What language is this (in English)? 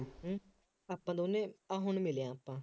Punjabi